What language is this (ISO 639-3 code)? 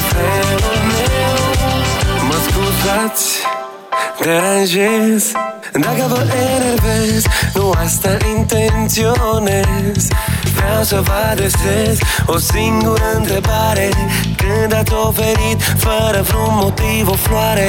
ron